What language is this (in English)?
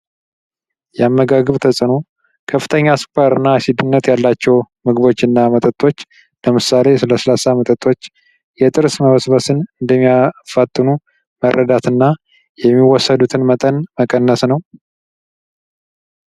Amharic